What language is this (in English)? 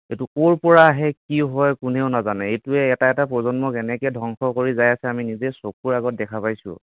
Assamese